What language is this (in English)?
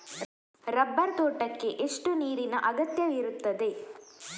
Kannada